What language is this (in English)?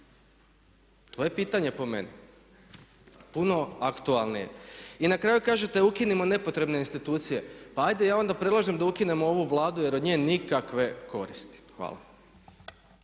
Croatian